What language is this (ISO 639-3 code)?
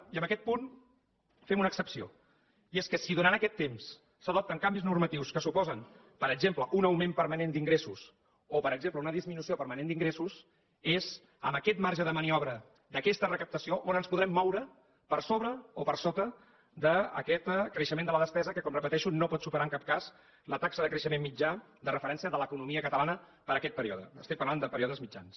cat